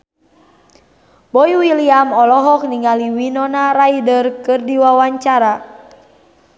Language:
Sundanese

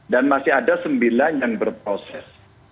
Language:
Indonesian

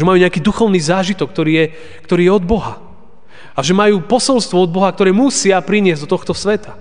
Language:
Slovak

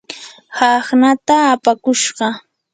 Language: Yanahuanca Pasco Quechua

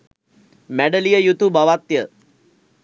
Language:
Sinhala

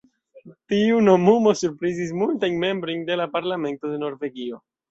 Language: Esperanto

